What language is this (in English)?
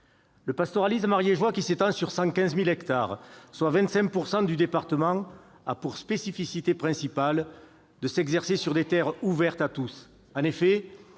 French